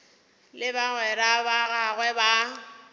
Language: Northern Sotho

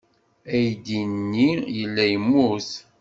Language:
Kabyle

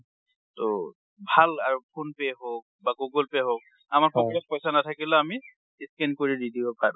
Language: Assamese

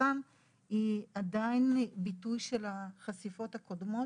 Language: Hebrew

